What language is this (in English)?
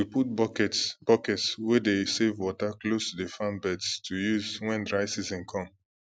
Nigerian Pidgin